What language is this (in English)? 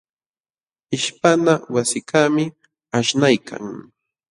Jauja Wanca Quechua